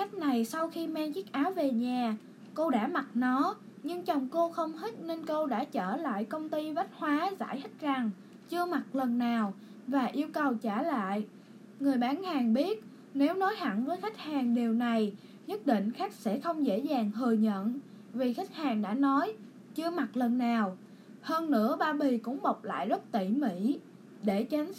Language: Vietnamese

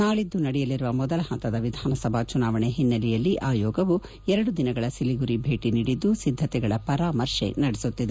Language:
Kannada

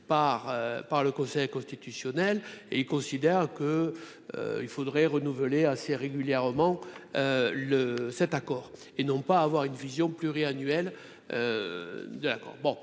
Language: French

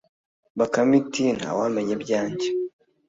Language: Kinyarwanda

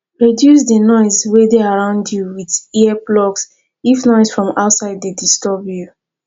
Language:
Nigerian Pidgin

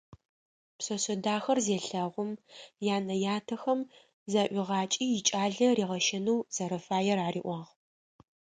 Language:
Adyghe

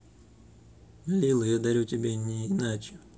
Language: Russian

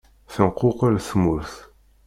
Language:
Kabyle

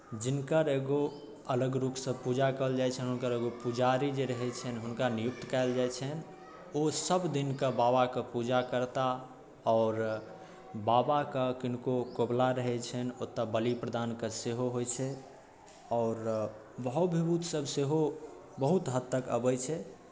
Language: Maithili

